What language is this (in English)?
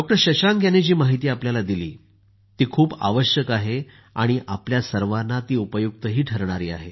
Marathi